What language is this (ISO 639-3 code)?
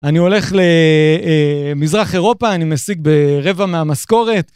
heb